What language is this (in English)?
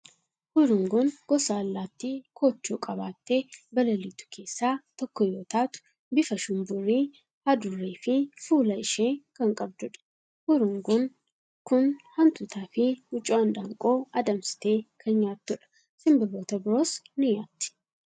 Oromo